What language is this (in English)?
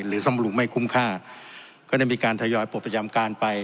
Thai